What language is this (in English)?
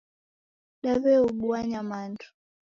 Taita